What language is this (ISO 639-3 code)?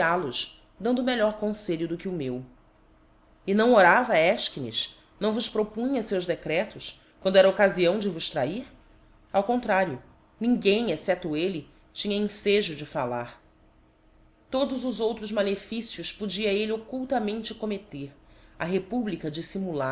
por